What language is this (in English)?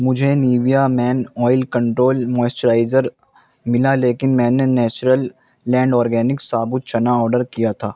Urdu